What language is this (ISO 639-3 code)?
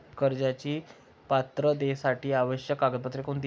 mar